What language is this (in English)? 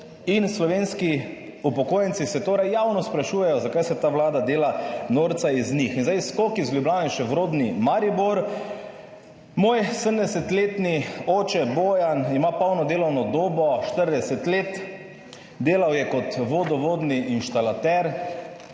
Slovenian